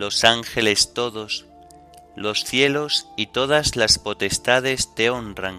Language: Spanish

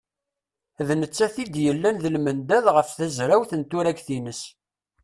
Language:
Kabyle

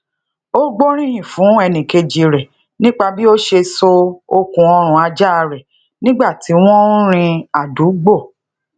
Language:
Yoruba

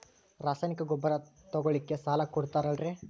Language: Kannada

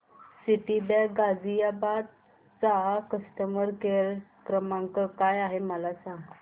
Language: Marathi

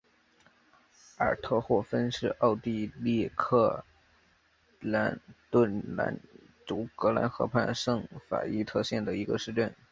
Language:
Chinese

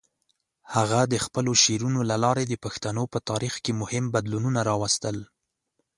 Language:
Pashto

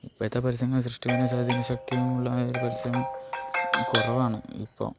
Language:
Malayalam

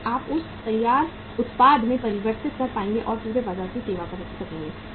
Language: Hindi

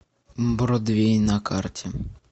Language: Russian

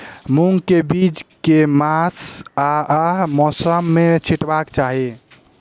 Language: Maithili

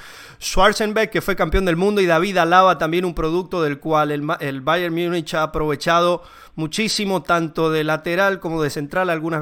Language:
Spanish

